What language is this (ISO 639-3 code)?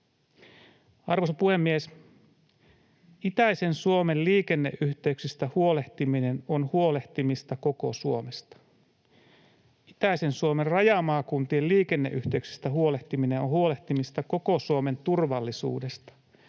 fin